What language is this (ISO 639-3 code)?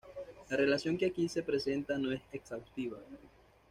spa